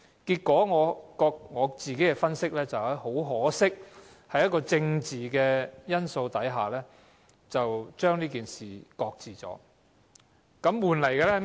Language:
Cantonese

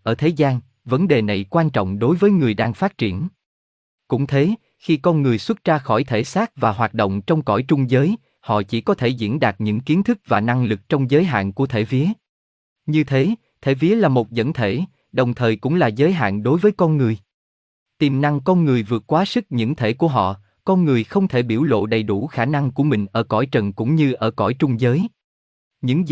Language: Vietnamese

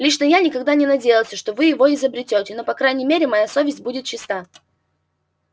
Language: Russian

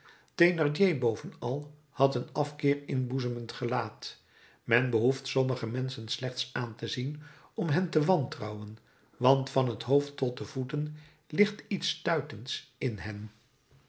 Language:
Dutch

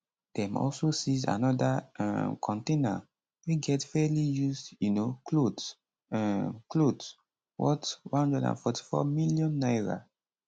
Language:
Nigerian Pidgin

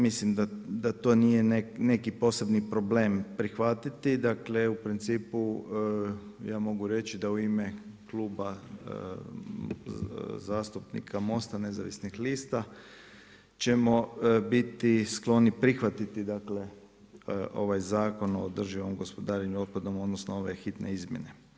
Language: Croatian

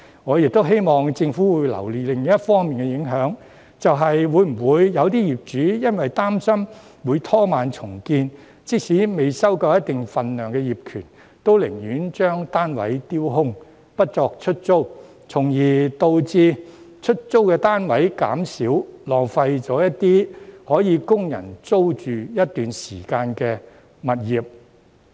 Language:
Cantonese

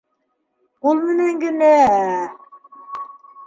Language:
Bashkir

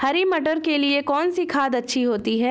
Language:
Hindi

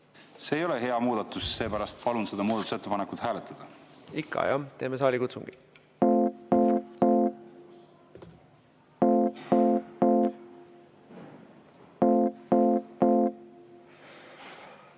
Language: Estonian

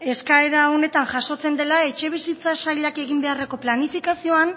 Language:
Basque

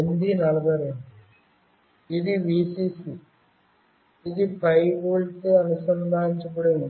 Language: Telugu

